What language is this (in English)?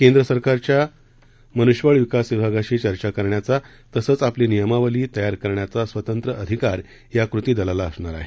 Marathi